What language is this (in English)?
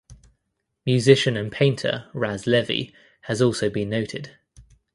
English